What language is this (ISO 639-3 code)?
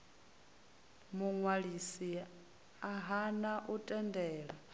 ven